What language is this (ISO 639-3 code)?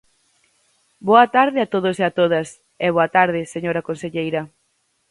glg